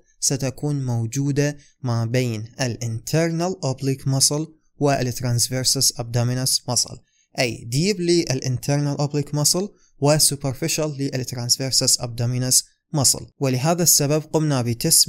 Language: Arabic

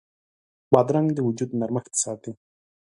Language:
Pashto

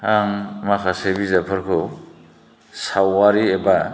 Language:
Bodo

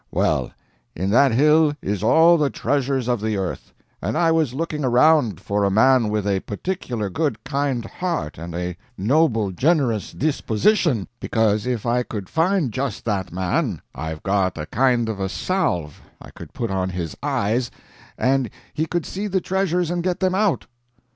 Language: English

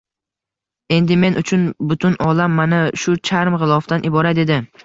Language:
Uzbek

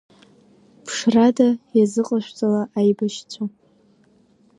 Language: Abkhazian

